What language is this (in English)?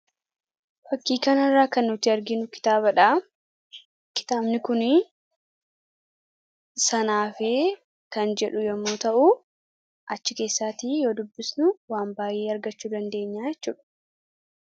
Oromo